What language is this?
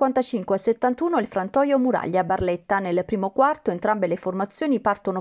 Italian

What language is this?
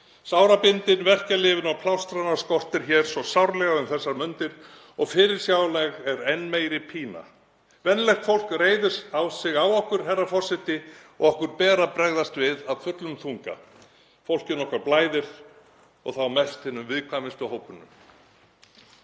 Icelandic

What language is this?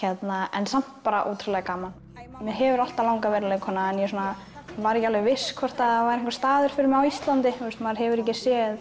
Icelandic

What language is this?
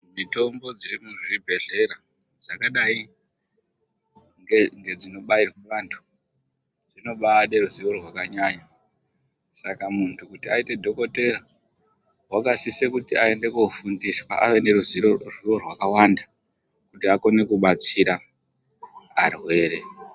Ndau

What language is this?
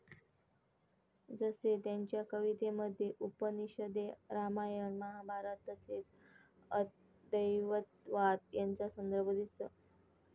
Marathi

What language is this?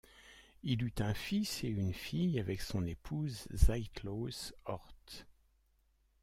French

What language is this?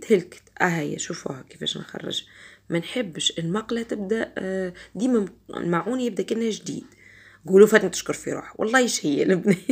Arabic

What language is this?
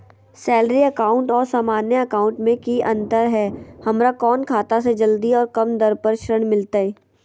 Magahi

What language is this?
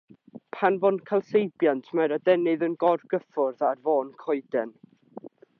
Welsh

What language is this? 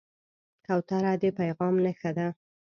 Pashto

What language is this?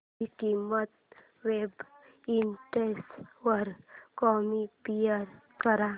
Marathi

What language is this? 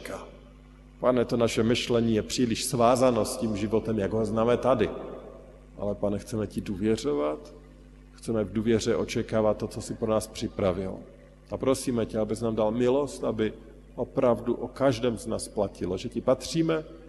Czech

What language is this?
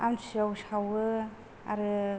Bodo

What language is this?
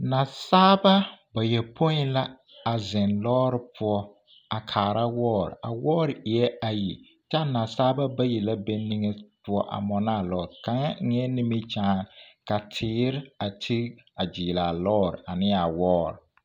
Southern Dagaare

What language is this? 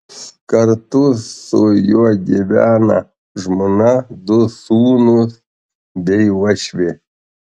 Lithuanian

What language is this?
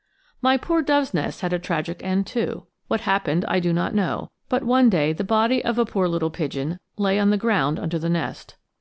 English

